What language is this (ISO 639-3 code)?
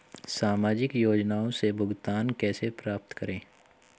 hin